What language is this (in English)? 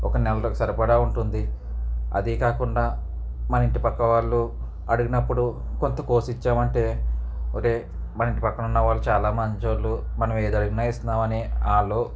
Telugu